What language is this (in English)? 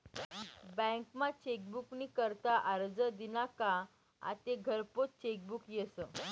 Marathi